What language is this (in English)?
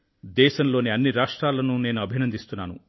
Telugu